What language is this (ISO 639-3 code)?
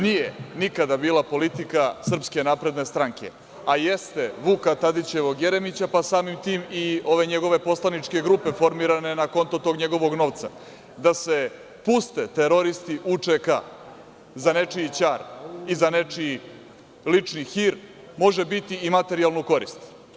srp